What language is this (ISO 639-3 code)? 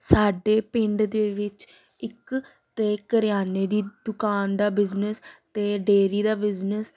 pan